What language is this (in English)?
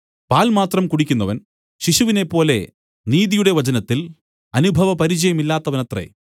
Malayalam